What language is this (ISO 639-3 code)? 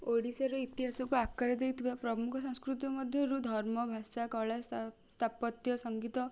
ori